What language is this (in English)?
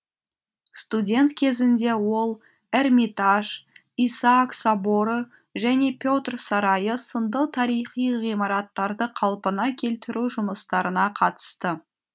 Kazakh